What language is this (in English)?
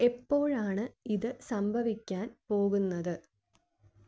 Malayalam